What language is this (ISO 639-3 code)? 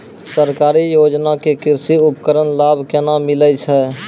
mai